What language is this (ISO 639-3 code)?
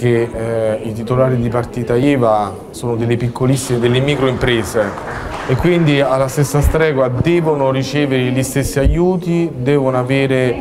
ita